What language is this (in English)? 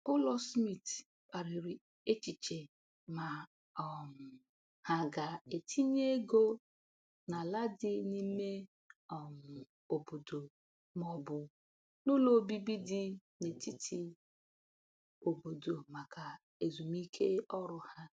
Igbo